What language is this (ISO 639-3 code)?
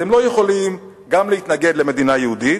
heb